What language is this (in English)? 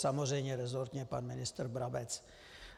Czech